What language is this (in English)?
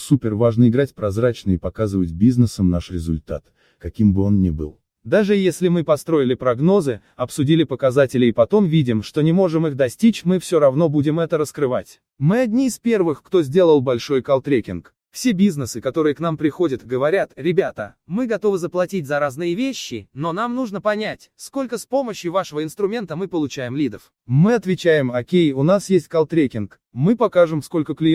Russian